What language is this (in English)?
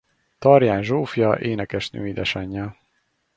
Hungarian